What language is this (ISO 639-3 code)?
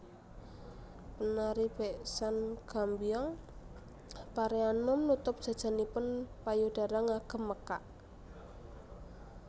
jav